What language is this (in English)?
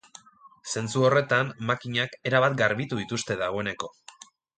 Basque